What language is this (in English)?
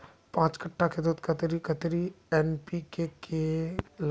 Magahi